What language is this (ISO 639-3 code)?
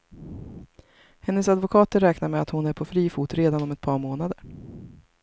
swe